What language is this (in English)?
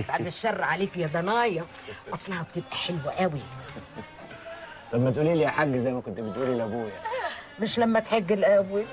Arabic